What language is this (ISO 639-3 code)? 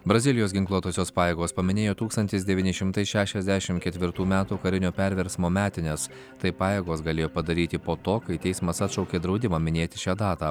lit